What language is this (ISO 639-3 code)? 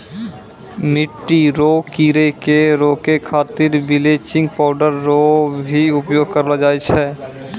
mai